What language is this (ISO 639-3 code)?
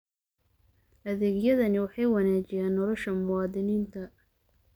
som